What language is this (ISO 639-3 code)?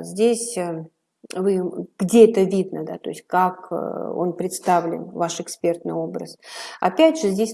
rus